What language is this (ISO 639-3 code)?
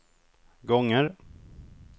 swe